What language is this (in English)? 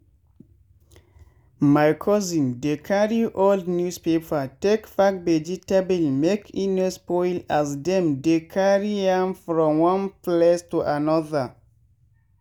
Nigerian Pidgin